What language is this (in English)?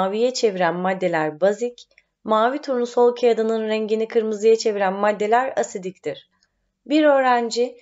Turkish